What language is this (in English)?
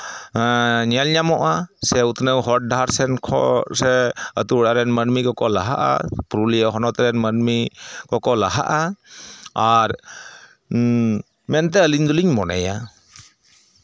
Santali